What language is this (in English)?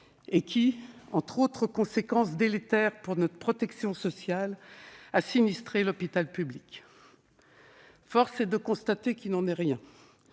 French